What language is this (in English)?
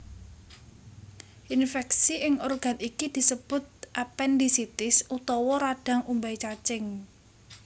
Javanese